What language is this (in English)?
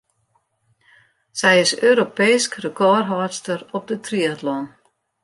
Western Frisian